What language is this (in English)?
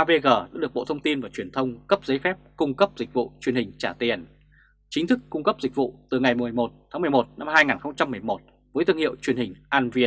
Vietnamese